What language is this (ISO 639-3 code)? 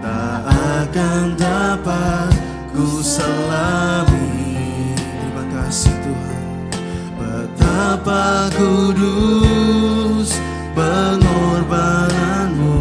ind